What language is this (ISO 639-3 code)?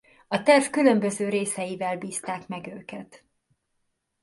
hun